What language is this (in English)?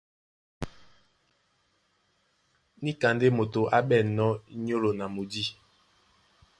Duala